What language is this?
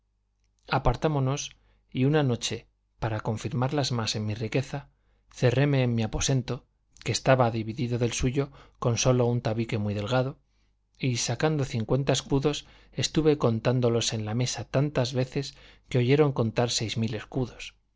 Spanish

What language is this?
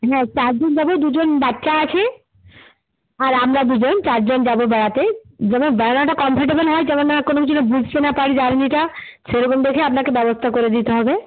Bangla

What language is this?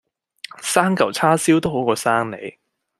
Cantonese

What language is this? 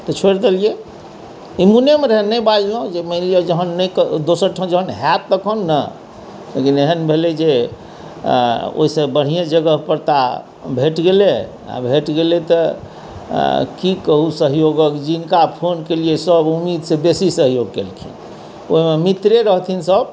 Maithili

